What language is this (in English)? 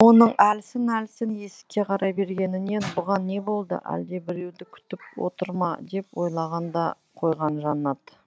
Kazakh